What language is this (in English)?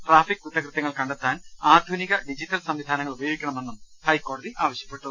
Malayalam